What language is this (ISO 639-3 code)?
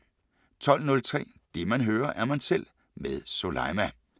dan